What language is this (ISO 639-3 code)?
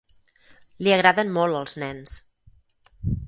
cat